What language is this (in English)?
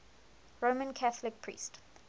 English